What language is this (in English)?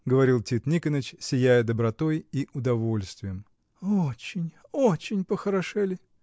Russian